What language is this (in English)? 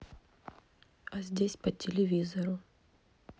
Russian